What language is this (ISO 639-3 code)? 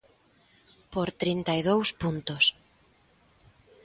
glg